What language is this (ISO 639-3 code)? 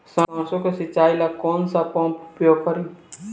bho